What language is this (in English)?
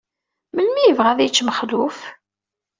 Kabyle